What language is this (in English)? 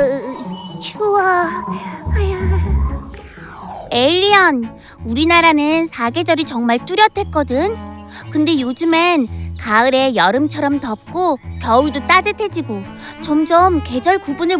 Korean